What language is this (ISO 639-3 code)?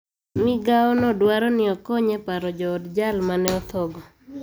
luo